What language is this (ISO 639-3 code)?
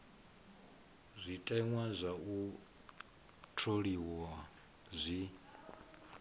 ven